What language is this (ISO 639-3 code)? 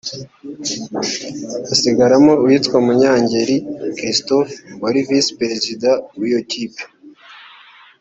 kin